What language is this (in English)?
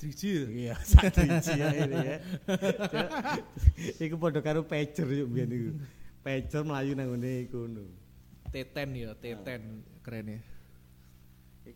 Indonesian